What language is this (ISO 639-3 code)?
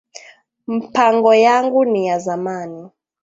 swa